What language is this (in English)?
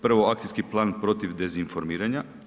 Croatian